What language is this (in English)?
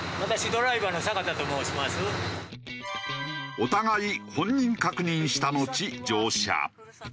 Japanese